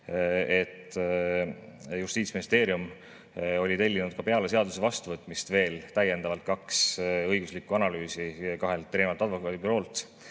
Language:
Estonian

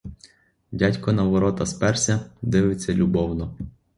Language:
Ukrainian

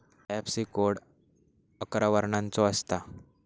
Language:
Marathi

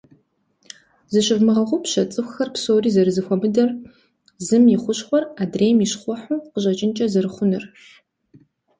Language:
Kabardian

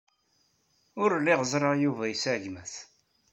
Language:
Kabyle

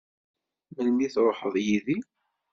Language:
Kabyle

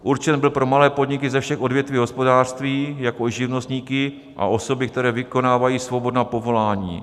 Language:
Czech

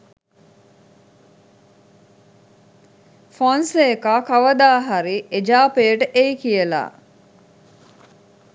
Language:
Sinhala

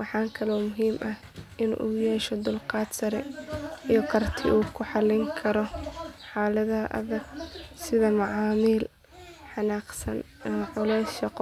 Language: Somali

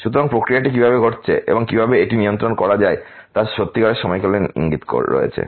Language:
Bangla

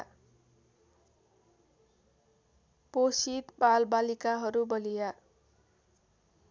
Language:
Nepali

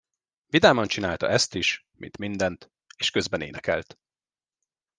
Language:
Hungarian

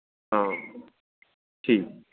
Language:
Dogri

